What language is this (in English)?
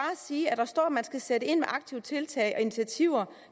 Danish